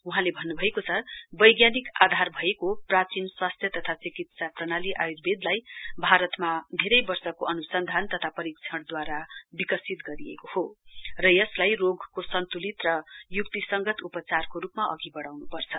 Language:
Nepali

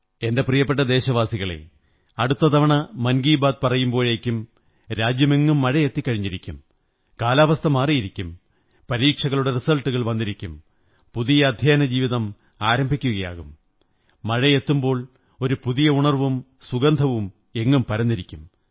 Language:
Malayalam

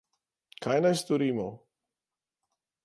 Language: Slovenian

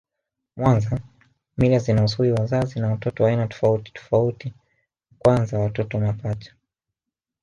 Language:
Swahili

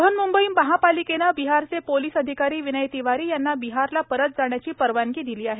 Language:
Marathi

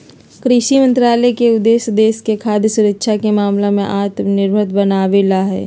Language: Magahi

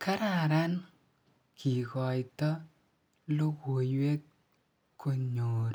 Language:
Kalenjin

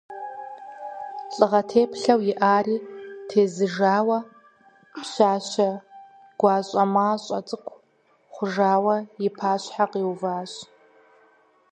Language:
Kabardian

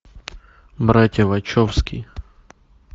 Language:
Russian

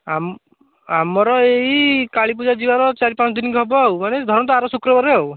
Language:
Odia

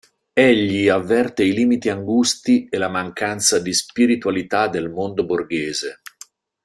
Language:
Italian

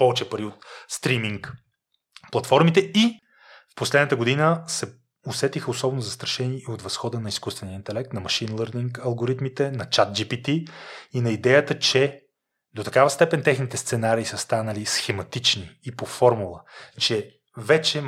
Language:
Bulgarian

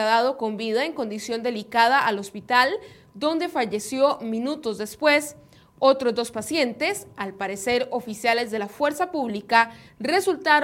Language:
Spanish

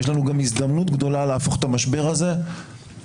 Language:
Hebrew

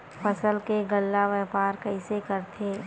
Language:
Chhattisgarhi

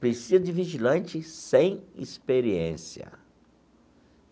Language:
Portuguese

